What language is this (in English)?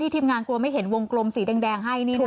Thai